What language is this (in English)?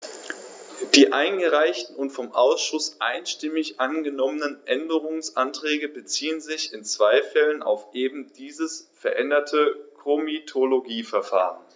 German